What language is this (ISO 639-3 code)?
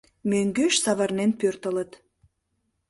chm